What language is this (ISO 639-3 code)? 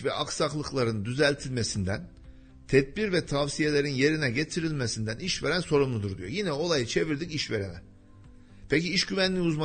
tur